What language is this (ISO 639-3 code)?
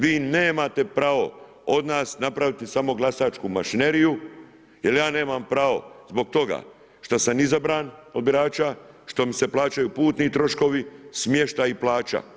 hrv